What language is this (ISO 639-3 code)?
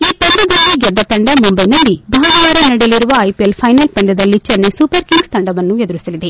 kan